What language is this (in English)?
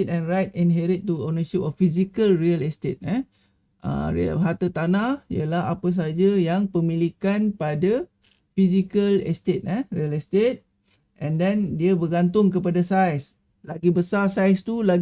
Malay